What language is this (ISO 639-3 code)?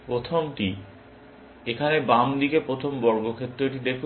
ben